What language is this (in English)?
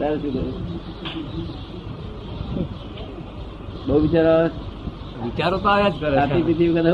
Gujarati